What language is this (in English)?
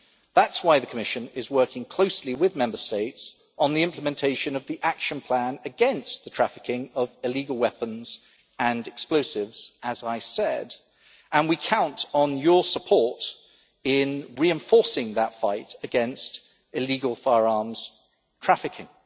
English